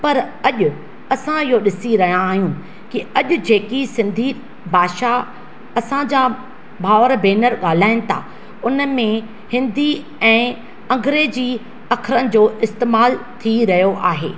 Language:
Sindhi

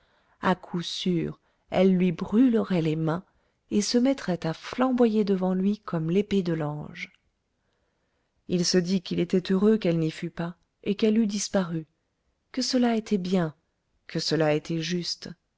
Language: French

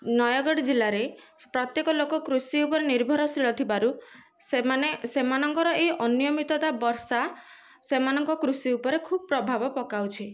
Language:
Odia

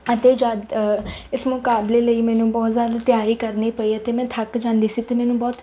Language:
Punjabi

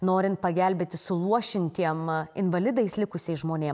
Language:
Lithuanian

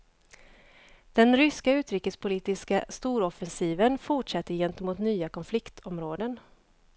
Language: Swedish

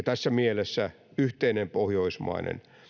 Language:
Finnish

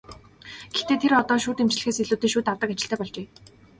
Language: Mongolian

